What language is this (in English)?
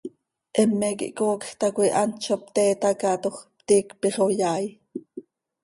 Seri